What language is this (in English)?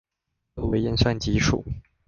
Chinese